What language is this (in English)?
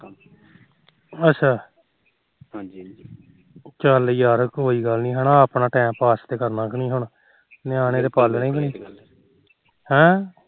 Punjabi